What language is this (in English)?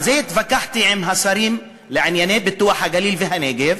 Hebrew